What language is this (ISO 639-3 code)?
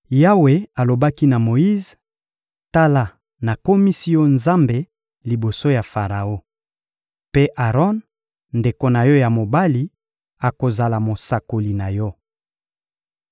lin